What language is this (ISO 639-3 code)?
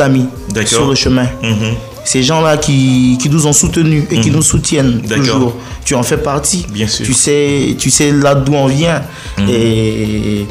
fra